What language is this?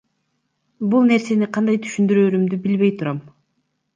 Kyrgyz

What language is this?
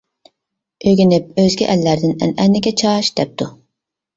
Uyghur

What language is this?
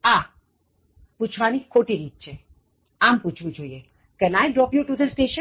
Gujarati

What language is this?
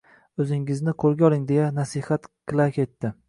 Uzbek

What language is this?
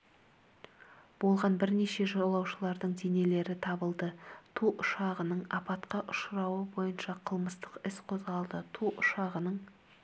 Kazakh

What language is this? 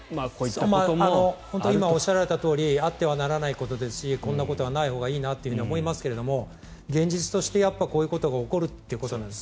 Japanese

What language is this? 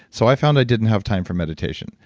English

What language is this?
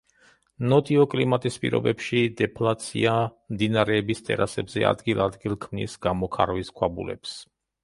Georgian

